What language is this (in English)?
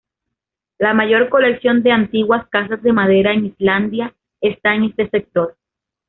Spanish